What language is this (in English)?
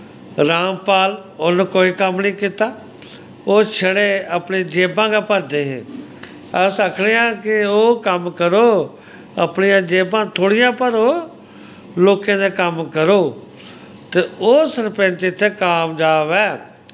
Dogri